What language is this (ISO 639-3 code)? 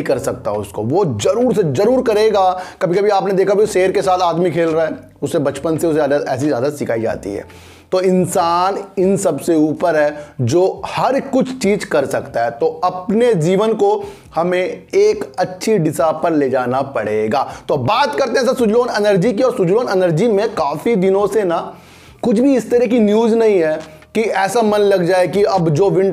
hin